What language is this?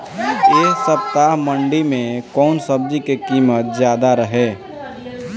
Bhojpuri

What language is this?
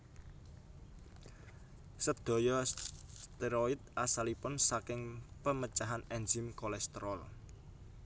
Javanese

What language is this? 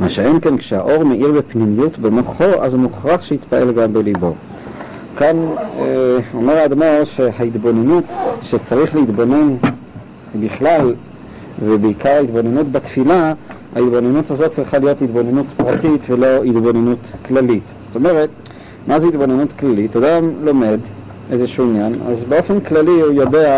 Hebrew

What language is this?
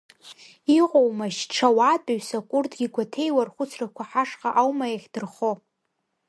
Abkhazian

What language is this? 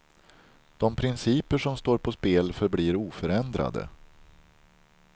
Swedish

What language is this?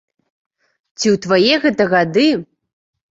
Belarusian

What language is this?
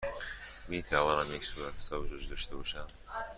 Persian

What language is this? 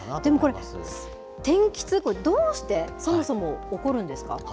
Japanese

